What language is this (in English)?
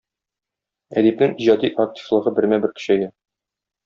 Tatar